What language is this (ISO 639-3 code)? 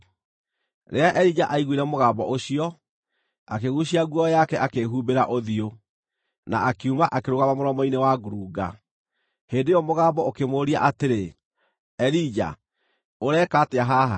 kik